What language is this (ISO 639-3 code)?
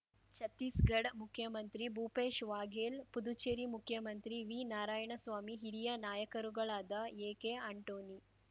kan